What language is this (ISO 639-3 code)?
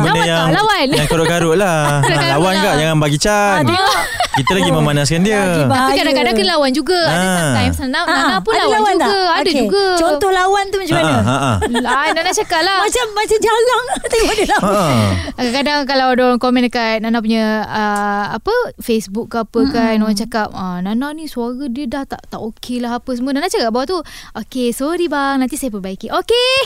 msa